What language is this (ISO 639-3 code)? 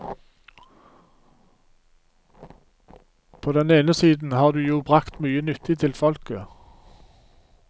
nor